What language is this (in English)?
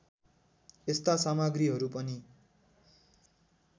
Nepali